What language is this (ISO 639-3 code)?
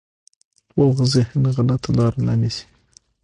pus